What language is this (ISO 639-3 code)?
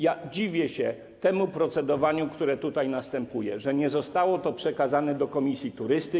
pol